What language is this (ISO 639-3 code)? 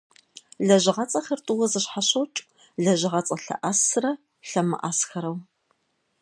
kbd